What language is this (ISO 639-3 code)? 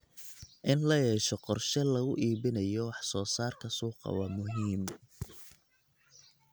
som